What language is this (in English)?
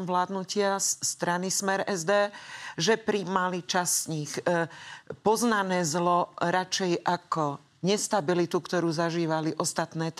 Slovak